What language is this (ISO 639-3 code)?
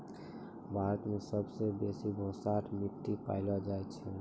mai